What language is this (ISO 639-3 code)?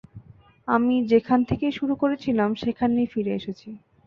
ben